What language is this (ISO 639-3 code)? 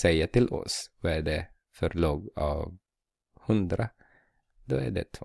swe